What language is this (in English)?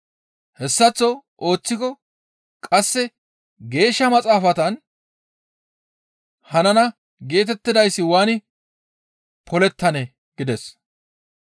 Gamo